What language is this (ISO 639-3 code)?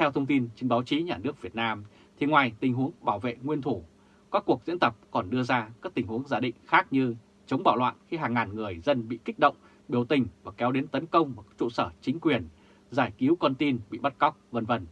vie